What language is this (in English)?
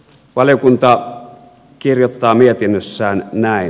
Finnish